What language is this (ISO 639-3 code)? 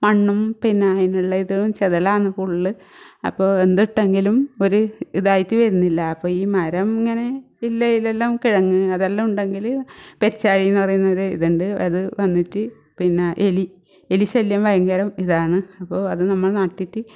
mal